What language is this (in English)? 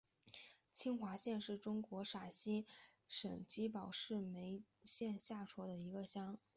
Chinese